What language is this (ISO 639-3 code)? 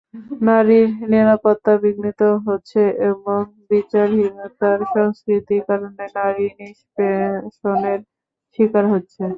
ben